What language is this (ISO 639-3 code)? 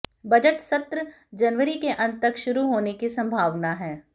hin